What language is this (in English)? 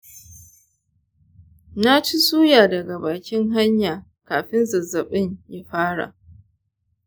Hausa